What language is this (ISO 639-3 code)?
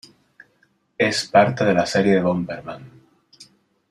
spa